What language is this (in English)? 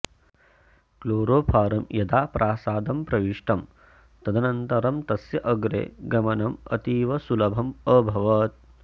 Sanskrit